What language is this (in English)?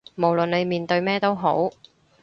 Cantonese